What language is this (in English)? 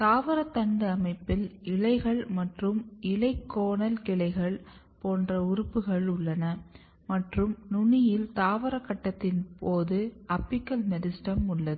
Tamil